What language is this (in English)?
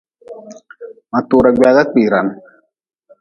Nawdm